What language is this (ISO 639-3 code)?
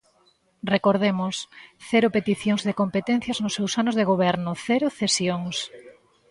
glg